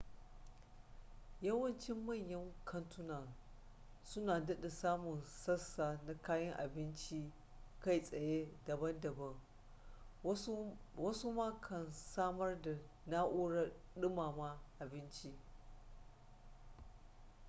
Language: Hausa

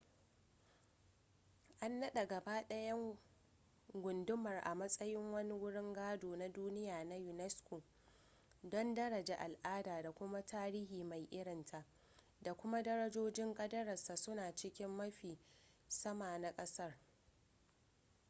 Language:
Hausa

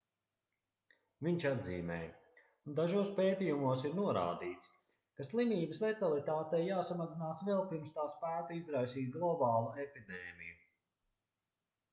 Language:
Latvian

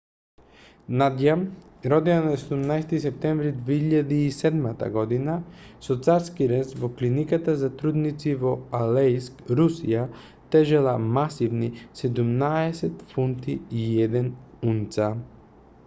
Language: Macedonian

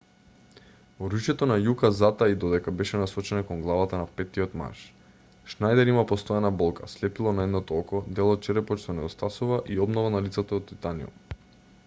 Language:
Macedonian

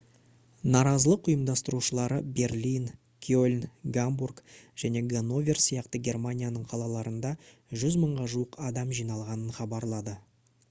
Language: Kazakh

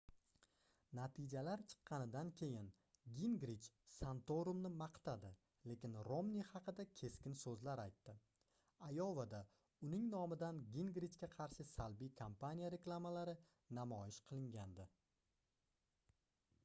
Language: Uzbek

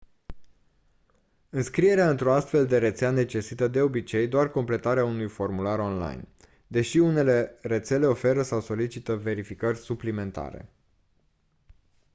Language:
Romanian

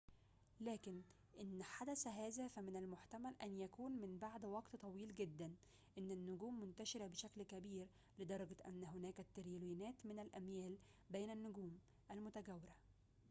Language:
Arabic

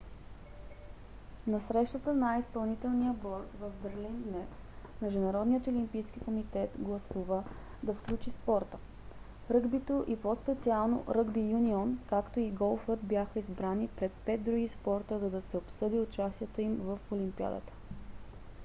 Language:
Bulgarian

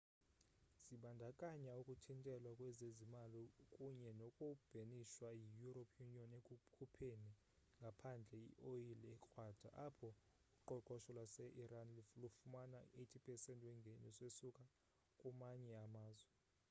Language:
Xhosa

